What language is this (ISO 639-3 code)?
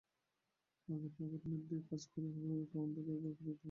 ben